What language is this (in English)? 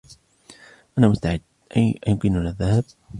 Arabic